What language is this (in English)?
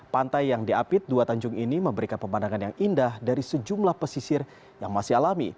Indonesian